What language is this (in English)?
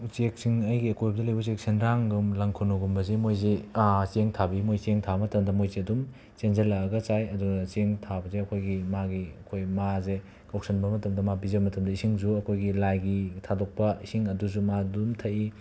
Manipuri